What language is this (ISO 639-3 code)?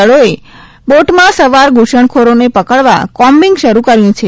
guj